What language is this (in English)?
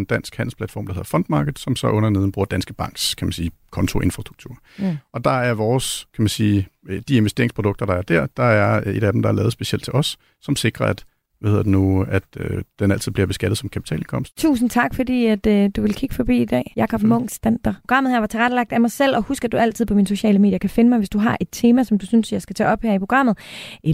Danish